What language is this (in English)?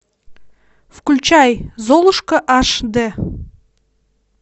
Russian